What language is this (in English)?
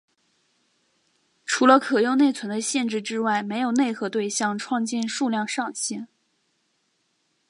Chinese